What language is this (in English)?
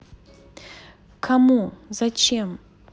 Russian